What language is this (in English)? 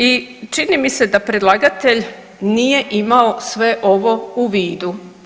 Croatian